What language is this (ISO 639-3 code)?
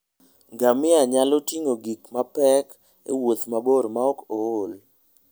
luo